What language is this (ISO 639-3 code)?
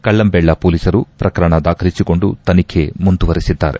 kan